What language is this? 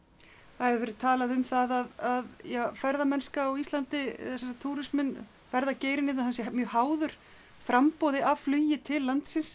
Icelandic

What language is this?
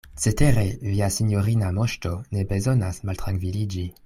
Esperanto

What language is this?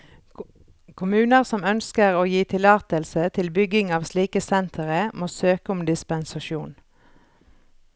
Norwegian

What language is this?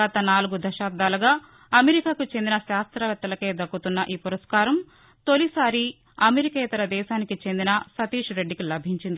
Telugu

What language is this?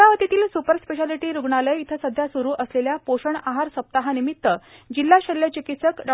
Marathi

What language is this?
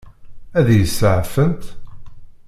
Kabyle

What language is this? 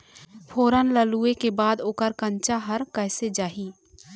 Chhattisgarhi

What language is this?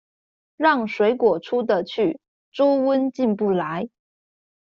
Chinese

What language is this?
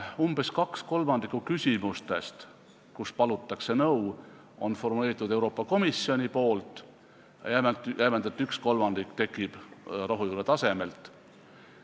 Estonian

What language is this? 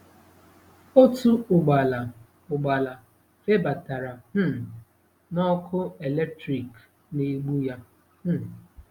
Igbo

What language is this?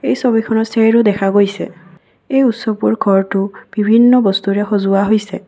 Assamese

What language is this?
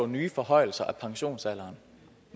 Danish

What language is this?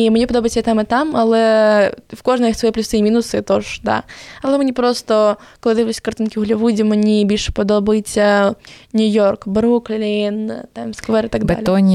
Ukrainian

